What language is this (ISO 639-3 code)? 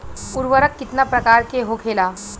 bho